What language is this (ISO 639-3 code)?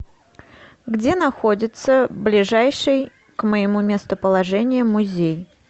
rus